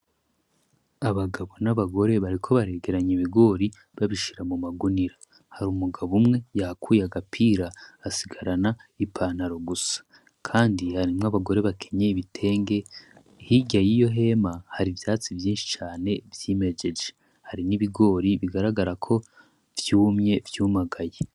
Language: Rundi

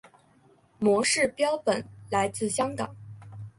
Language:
Chinese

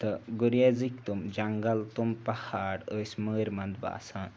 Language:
Kashmiri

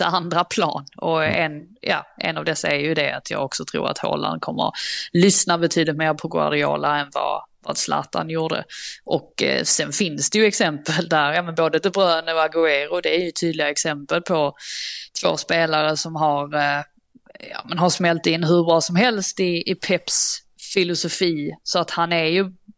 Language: Swedish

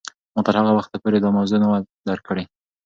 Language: Pashto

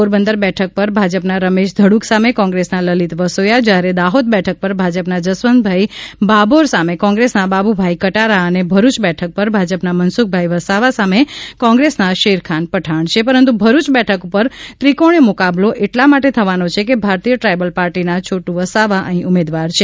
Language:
Gujarati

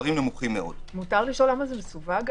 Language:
Hebrew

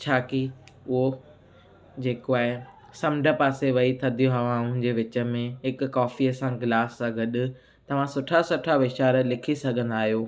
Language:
Sindhi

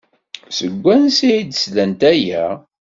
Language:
Kabyle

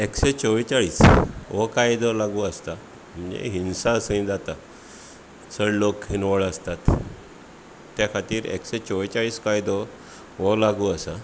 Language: Konkani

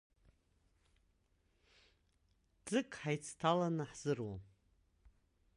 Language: Abkhazian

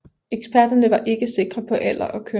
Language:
Danish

